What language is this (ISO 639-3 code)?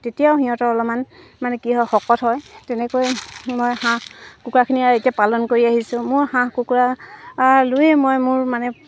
asm